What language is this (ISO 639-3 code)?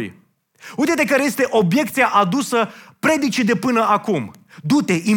ron